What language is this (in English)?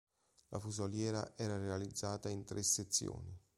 Italian